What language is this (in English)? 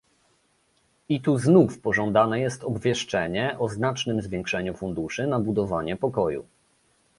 Polish